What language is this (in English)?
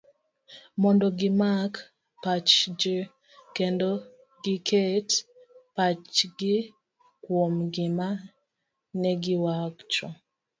Luo (Kenya and Tanzania)